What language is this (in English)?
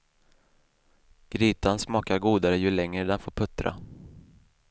Swedish